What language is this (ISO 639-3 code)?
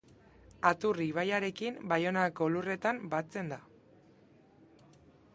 eus